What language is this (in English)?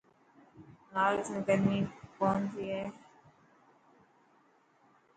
Dhatki